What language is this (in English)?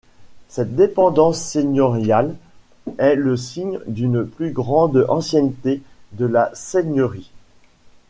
French